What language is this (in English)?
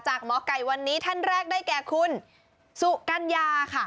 Thai